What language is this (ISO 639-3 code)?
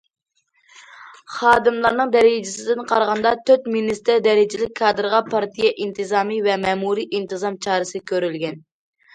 uig